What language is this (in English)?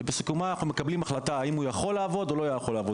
Hebrew